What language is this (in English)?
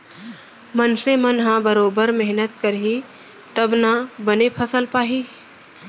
Chhattisgarhi